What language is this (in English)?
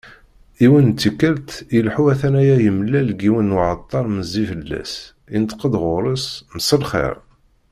Kabyle